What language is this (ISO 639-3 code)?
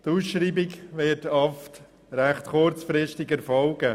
gsw